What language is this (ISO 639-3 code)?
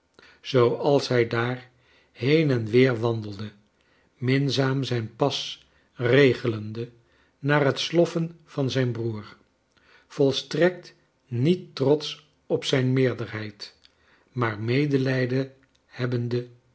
nld